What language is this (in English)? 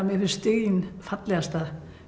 Icelandic